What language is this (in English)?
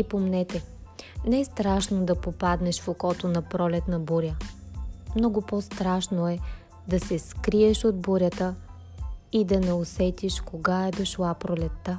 Bulgarian